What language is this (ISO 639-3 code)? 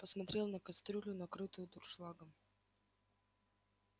rus